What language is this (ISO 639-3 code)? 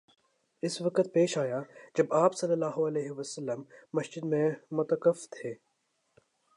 urd